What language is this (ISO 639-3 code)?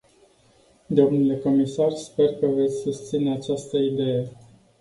ron